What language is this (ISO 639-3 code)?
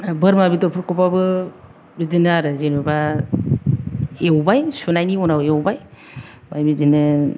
brx